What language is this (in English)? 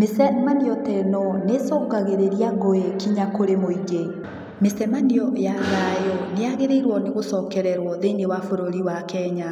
Kikuyu